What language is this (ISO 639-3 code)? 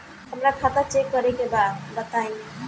bho